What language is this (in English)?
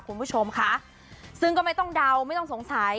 Thai